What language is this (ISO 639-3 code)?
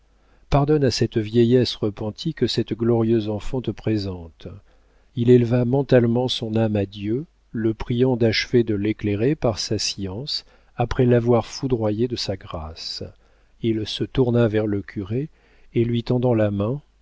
fra